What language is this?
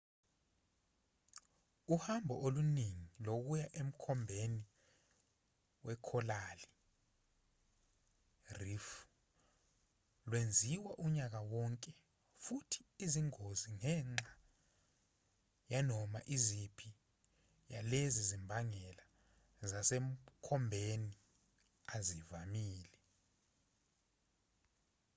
Zulu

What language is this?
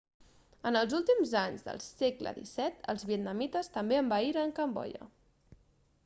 Catalan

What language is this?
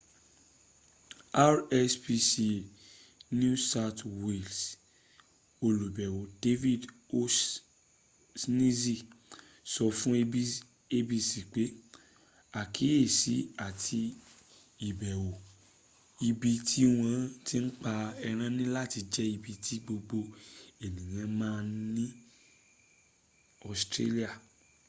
Yoruba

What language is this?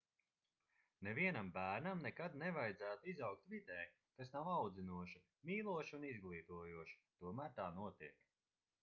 Latvian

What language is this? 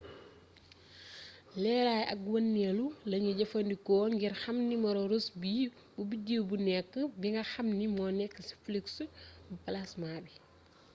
Wolof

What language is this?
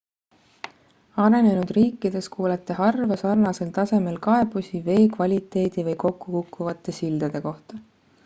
Estonian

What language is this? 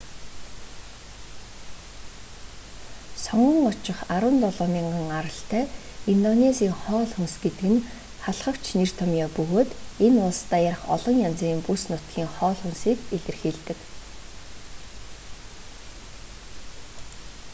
Mongolian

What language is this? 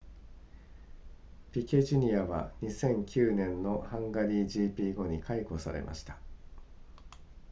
Japanese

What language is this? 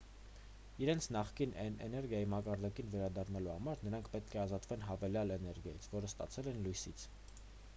Armenian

